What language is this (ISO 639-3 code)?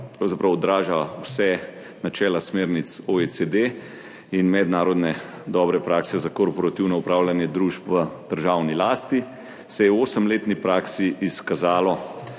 slv